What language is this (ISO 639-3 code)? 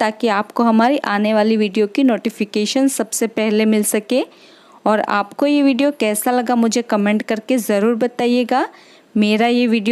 hin